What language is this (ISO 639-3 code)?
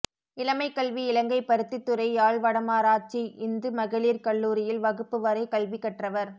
tam